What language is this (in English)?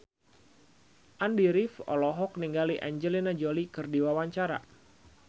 Sundanese